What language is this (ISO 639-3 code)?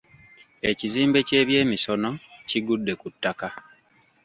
lug